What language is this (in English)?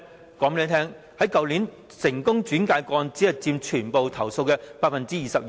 Cantonese